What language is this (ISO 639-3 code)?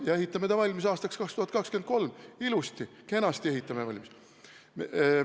est